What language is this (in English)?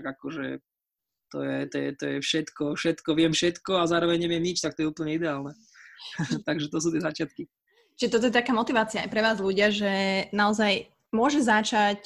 Slovak